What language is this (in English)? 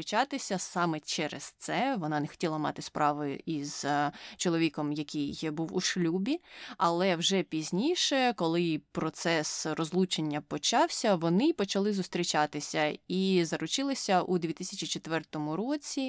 Ukrainian